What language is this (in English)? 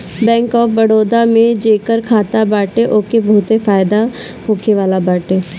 Bhojpuri